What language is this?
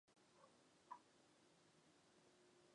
Chinese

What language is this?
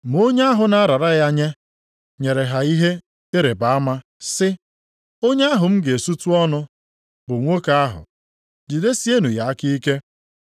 Igbo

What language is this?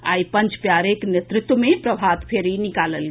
Maithili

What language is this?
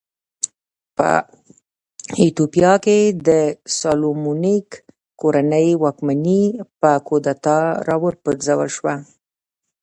Pashto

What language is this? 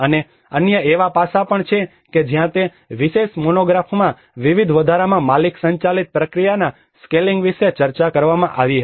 Gujarati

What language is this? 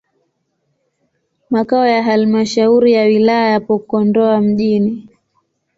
Swahili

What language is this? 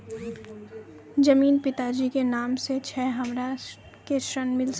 Maithili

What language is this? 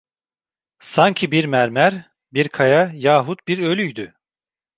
Turkish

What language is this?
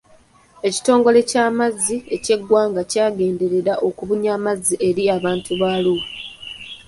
Ganda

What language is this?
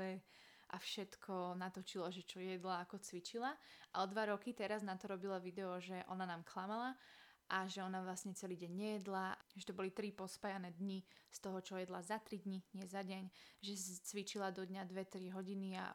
Slovak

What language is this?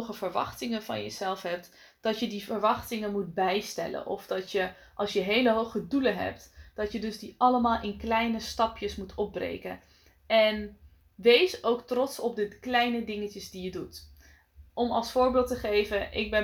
Dutch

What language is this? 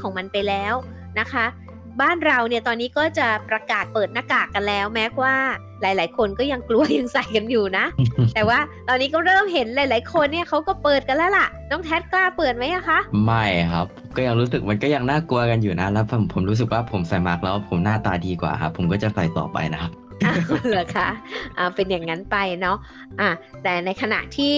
Thai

